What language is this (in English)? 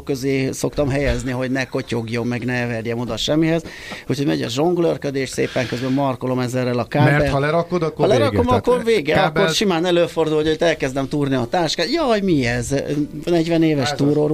Hungarian